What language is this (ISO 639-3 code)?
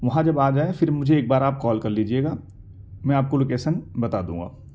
urd